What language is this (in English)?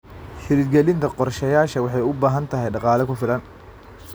Somali